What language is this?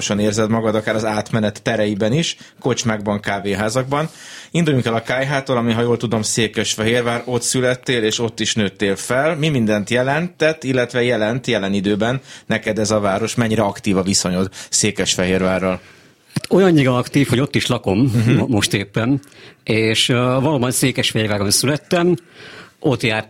Hungarian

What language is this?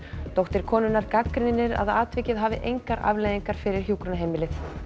Icelandic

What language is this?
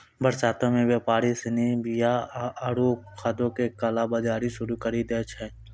Maithili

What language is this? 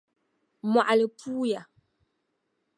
Dagbani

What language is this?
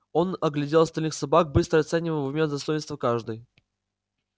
Russian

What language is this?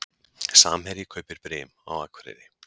Icelandic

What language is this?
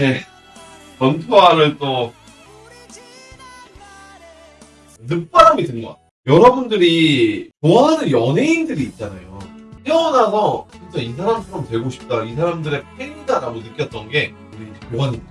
Korean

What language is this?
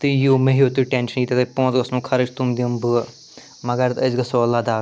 Kashmiri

